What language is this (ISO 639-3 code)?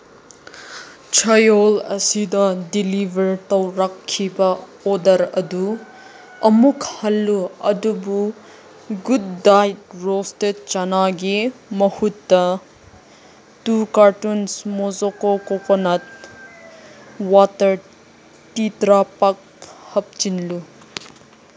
mni